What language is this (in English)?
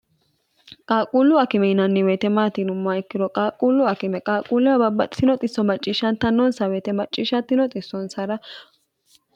Sidamo